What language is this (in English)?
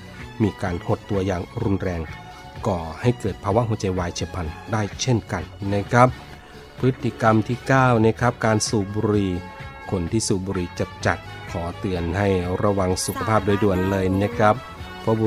Thai